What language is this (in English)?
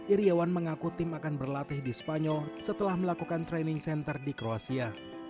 Indonesian